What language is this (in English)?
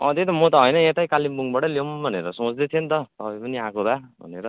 Nepali